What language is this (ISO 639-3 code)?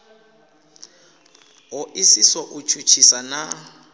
ven